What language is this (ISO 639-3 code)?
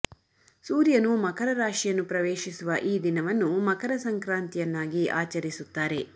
kan